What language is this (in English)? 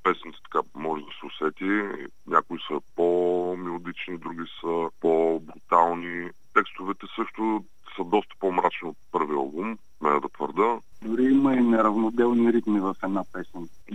Bulgarian